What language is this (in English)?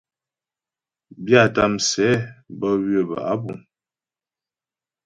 Ghomala